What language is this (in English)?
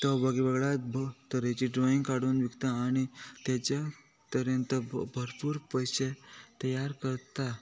Konkani